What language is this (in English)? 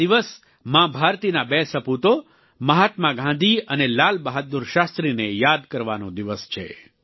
Gujarati